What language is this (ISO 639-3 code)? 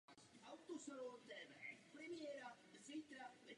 ces